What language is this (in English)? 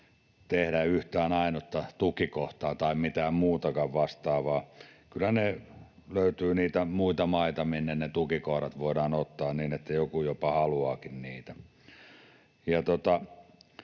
Finnish